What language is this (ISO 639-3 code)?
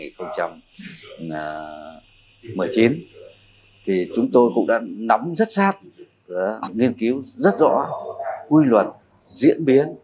vie